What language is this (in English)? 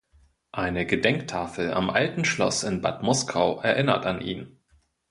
German